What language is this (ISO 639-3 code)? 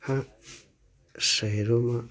guj